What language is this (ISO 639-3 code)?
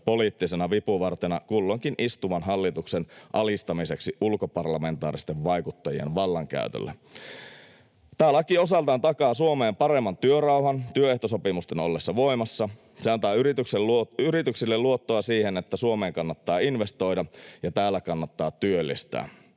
fin